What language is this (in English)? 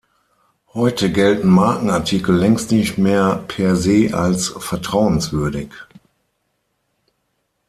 German